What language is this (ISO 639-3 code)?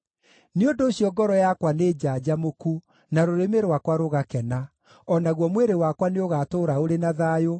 kik